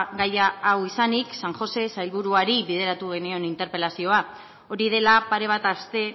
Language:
Basque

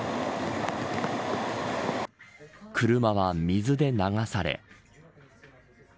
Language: Japanese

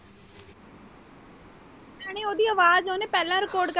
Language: Punjabi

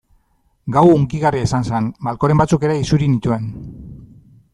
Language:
Basque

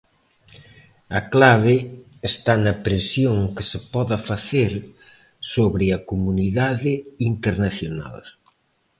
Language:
Galician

